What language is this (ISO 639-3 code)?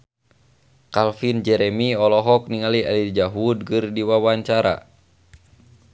sun